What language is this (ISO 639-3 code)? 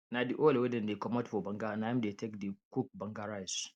pcm